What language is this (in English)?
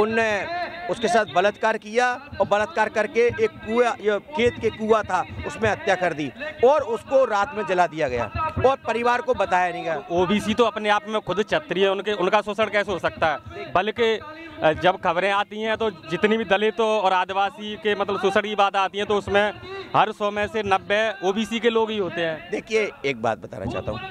Hindi